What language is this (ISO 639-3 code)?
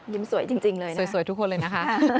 tha